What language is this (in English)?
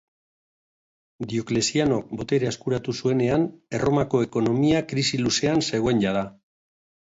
Basque